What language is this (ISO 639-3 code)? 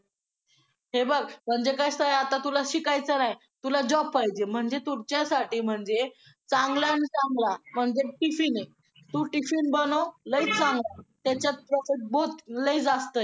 mar